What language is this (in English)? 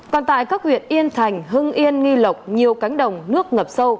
Vietnamese